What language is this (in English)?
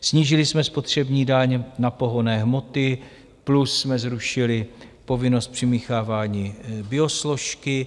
Czech